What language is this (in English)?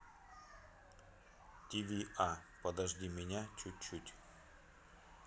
Russian